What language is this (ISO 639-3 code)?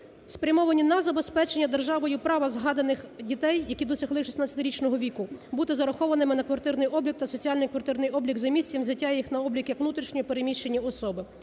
ukr